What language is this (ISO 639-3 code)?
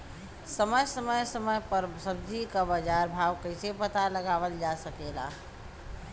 bho